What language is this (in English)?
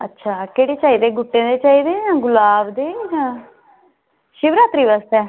Dogri